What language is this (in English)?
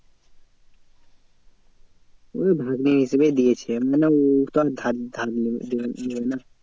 Bangla